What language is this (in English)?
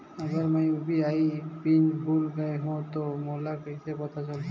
Chhattisgarhi